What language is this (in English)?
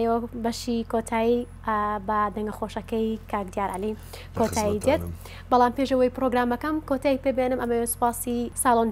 Arabic